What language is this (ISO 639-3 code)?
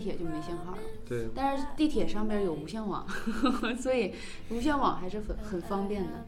zho